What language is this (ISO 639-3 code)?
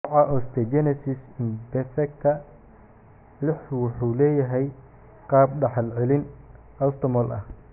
som